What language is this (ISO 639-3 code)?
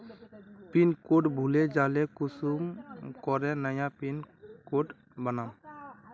mag